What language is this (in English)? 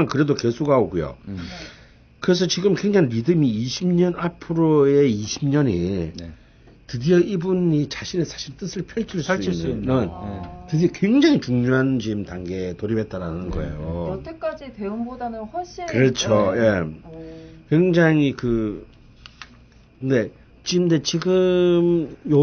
Korean